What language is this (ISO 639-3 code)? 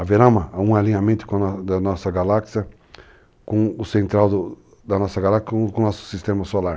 por